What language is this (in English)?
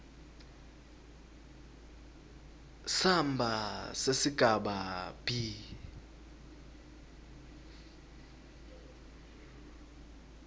Swati